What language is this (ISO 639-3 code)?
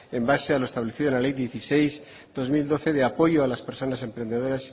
spa